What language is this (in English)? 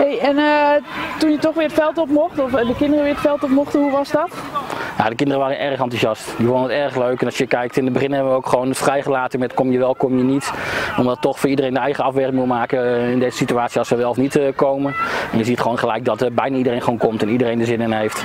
Dutch